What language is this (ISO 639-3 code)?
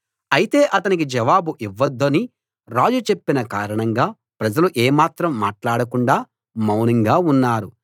tel